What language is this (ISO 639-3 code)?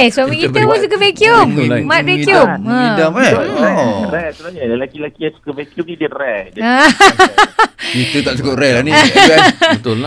msa